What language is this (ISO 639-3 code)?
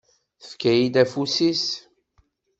kab